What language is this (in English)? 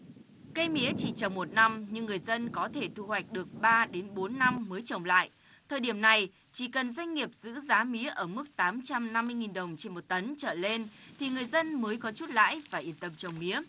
Vietnamese